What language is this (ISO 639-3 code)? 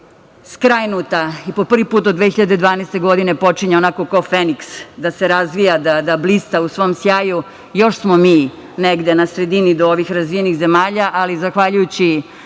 srp